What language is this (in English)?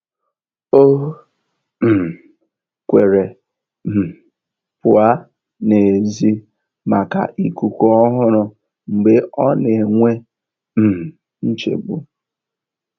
Igbo